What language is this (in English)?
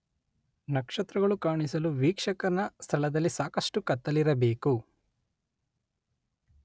Kannada